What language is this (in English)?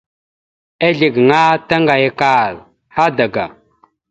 Mada (Cameroon)